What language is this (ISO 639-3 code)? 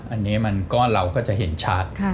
tha